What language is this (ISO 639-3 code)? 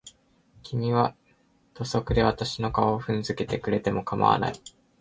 jpn